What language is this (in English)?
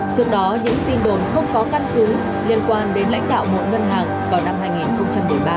Vietnamese